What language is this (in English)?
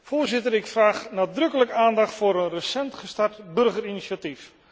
Dutch